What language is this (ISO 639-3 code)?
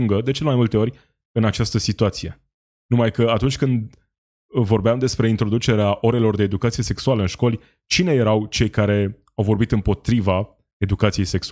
ron